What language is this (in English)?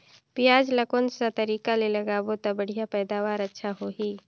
Chhattisgarhi